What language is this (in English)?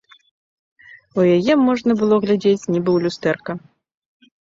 Belarusian